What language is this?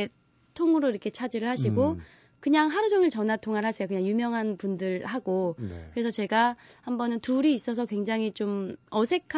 Korean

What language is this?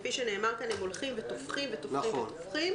Hebrew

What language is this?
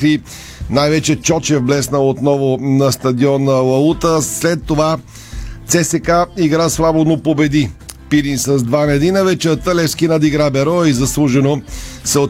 Bulgarian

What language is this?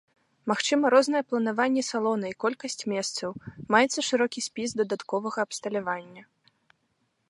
Belarusian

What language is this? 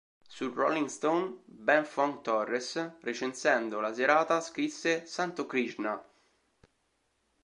Italian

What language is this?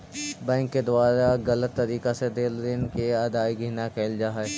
Magahi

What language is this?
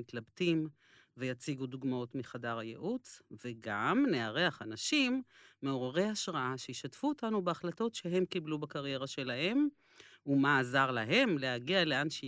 Hebrew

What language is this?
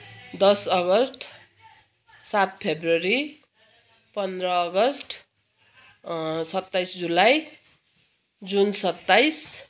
Nepali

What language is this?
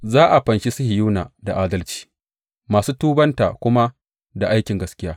Hausa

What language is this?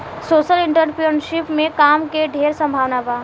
Bhojpuri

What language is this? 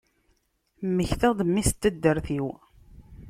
Kabyle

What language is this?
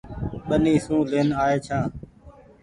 Goaria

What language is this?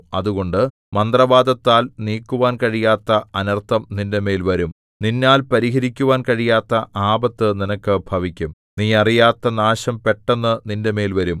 Malayalam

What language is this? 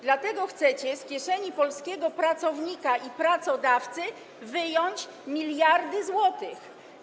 Polish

